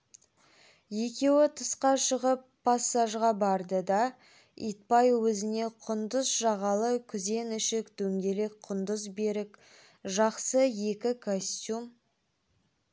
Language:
Kazakh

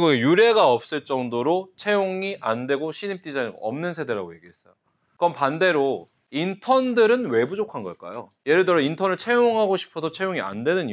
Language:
Korean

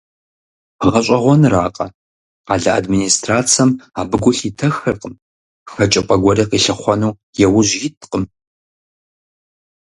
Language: Kabardian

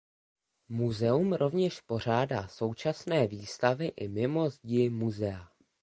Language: Czech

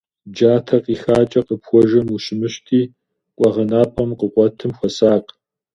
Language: Kabardian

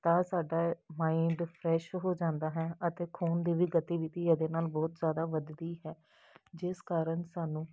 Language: Punjabi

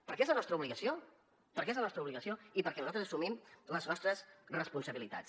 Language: Catalan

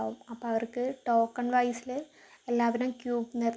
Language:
Malayalam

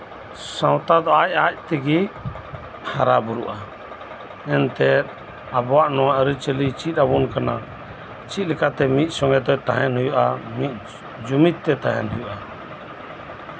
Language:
Santali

